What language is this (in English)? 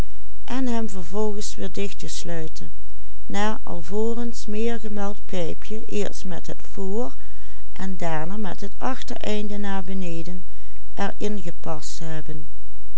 Dutch